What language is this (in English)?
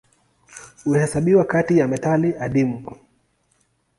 Swahili